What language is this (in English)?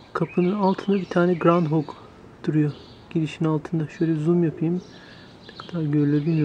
Turkish